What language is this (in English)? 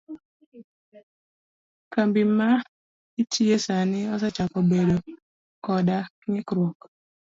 Luo (Kenya and Tanzania)